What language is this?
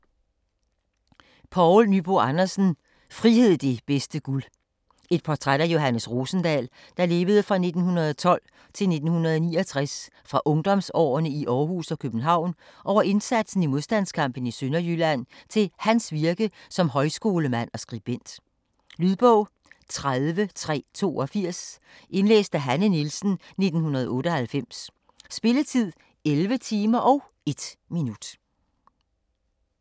Danish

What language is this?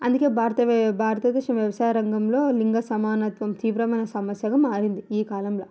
Telugu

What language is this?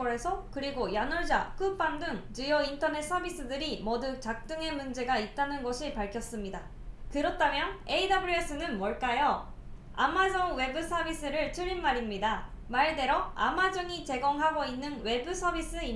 Korean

